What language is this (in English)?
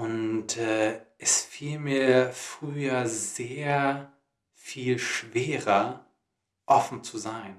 German